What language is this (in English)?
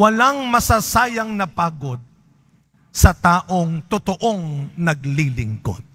Filipino